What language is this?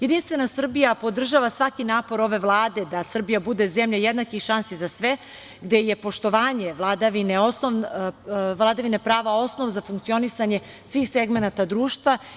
Serbian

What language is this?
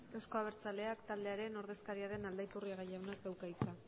Basque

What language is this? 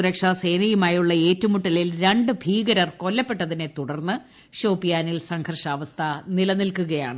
Malayalam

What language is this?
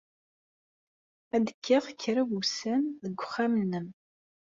Kabyle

